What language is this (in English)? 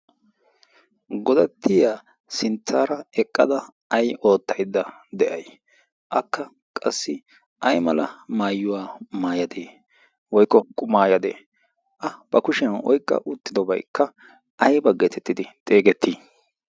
Wolaytta